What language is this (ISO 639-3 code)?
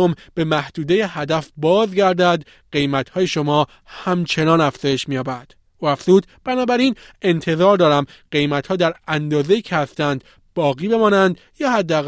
fas